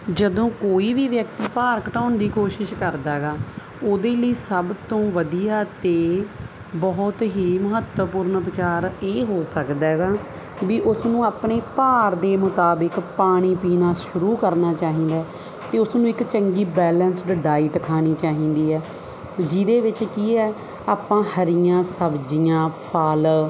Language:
Punjabi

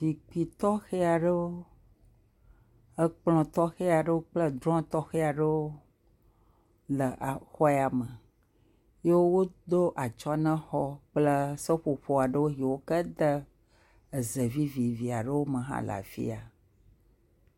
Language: Ewe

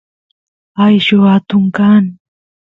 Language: Santiago del Estero Quichua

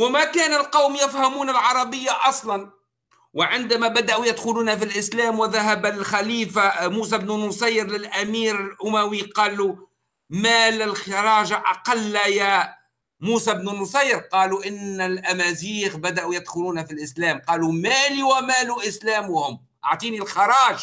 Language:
Arabic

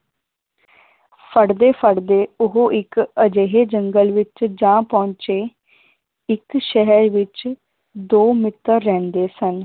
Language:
Punjabi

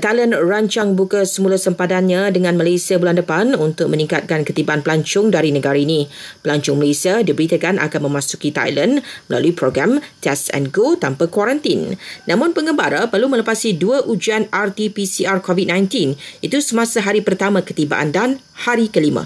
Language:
Malay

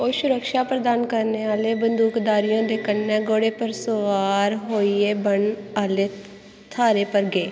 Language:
Dogri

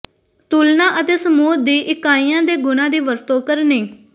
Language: Punjabi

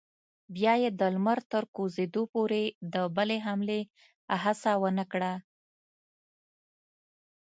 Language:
Pashto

